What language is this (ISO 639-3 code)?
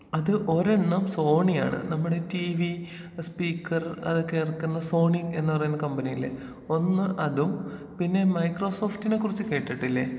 mal